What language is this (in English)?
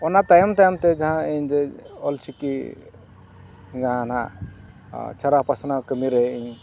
Santali